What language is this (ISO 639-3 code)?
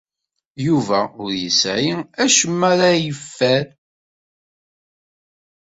kab